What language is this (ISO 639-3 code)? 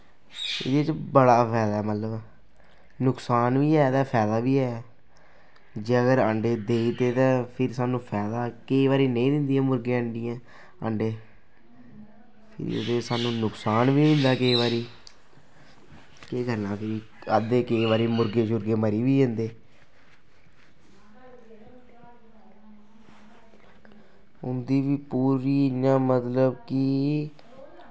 doi